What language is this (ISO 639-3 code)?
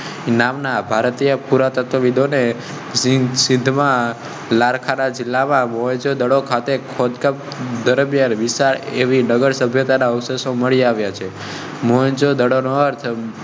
guj